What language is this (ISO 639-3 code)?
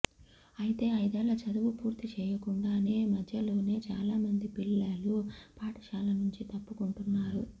tel